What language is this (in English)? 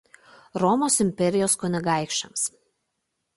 Lithuanian